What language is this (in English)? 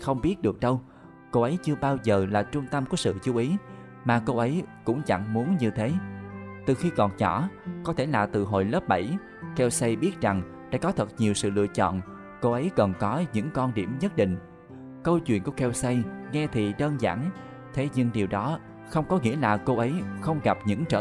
Vietnamese